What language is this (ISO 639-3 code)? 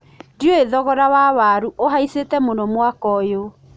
kik